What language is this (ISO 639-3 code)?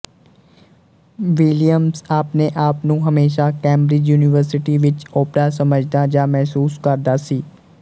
pan